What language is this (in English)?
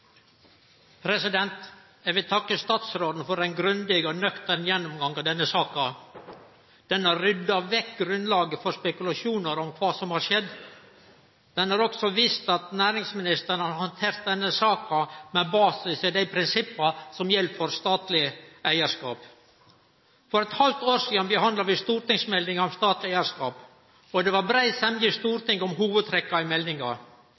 Norwegian